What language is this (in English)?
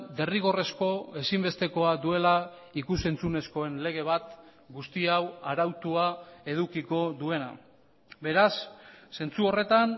Basque